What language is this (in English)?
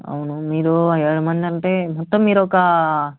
Telugu